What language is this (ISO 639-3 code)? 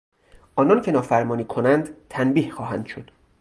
fas